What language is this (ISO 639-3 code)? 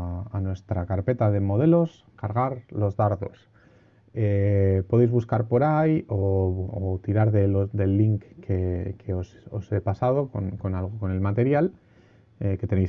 spa